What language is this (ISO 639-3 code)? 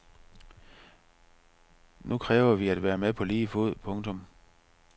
dan